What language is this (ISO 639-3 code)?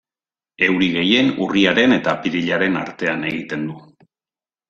eus